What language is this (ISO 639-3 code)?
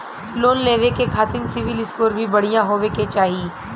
bho